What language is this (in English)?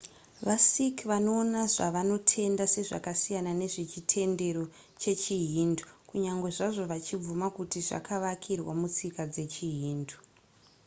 Shona